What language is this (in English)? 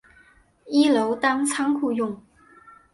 Chinese